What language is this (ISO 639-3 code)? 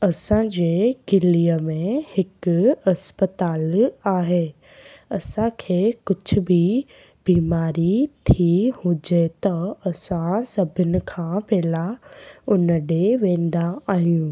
snd